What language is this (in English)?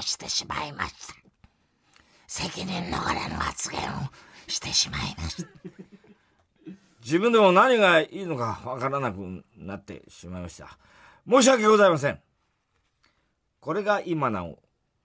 Japanese